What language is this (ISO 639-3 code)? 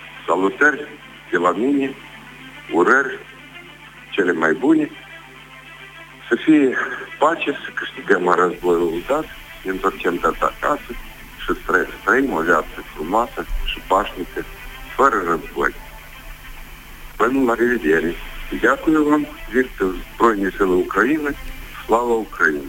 ukr